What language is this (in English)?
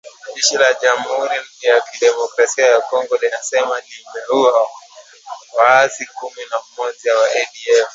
Swahili